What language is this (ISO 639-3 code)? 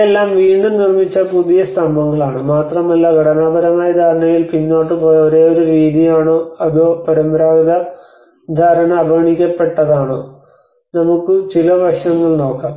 mal